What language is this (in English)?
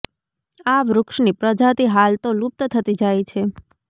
Gujarati